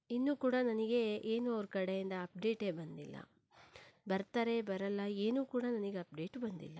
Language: Kannada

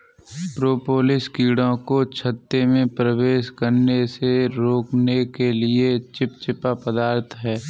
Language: Hindi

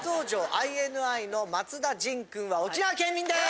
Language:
Japanese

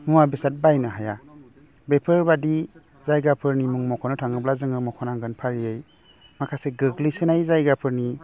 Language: Bodo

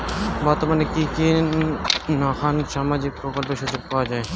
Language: Bangla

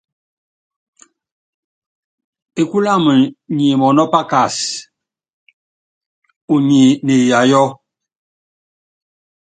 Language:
Yangben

